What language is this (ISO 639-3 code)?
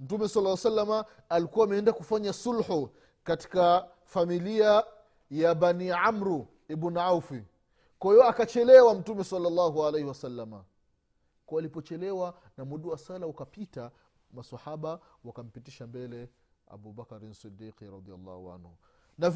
swa